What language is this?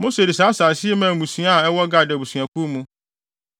Akan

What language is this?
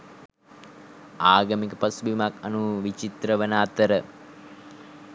Sinhala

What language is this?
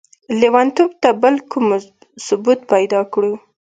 Pashto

